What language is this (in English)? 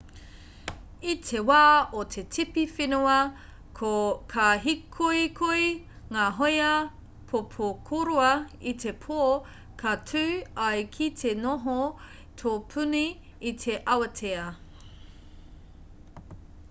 Māori